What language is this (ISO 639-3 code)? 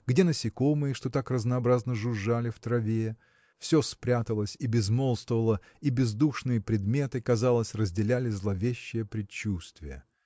rus